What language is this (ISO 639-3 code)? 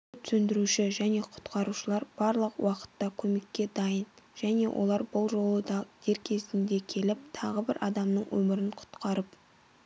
kaz